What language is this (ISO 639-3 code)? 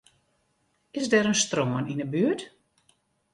fry